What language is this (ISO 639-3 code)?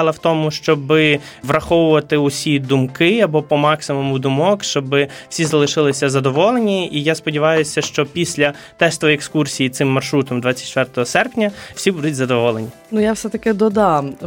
ukr